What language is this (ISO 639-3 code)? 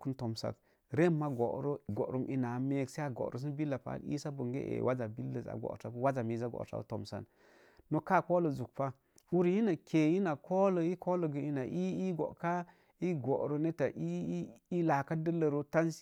ver